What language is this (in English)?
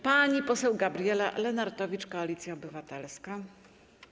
Polish